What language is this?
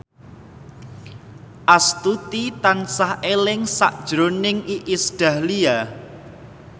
Javanese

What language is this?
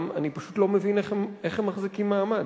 Hebrew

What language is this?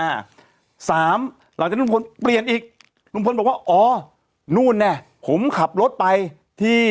Thai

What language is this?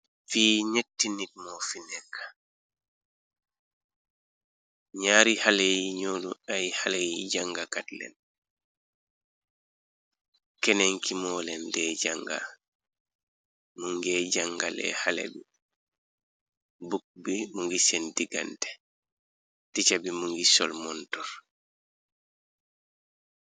Wolof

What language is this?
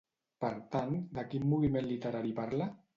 Catalan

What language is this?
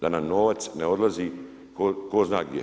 Croatian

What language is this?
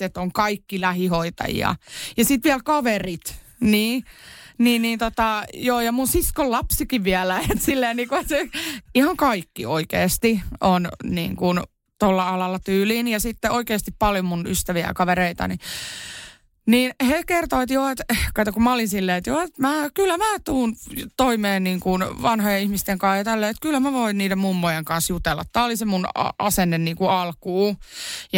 Finnish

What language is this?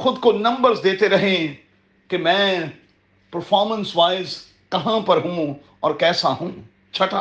Urdu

